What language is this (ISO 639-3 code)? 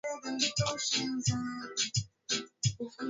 swa